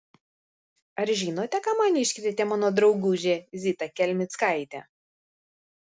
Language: Lithuanian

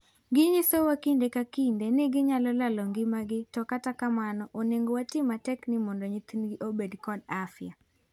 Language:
Luo (Kenya and Tanzania)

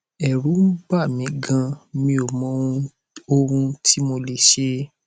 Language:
Yoruba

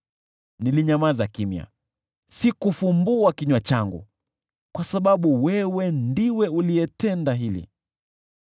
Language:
Swahili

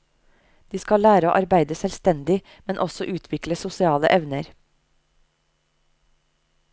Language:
Norwegian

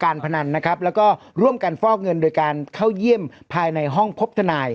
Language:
Thai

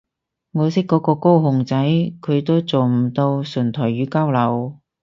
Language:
Cantonese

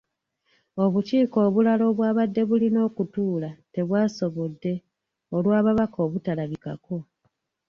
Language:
Ganda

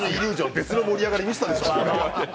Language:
Japanese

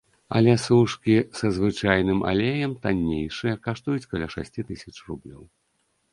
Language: Belarusian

